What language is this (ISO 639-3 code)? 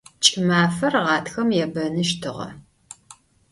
ady